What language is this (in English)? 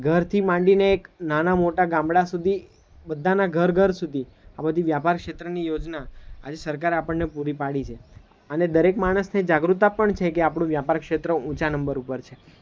Gujarati